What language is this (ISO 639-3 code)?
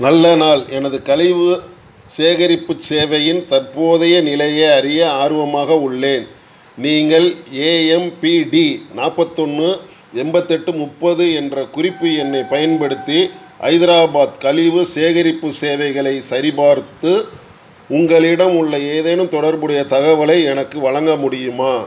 tam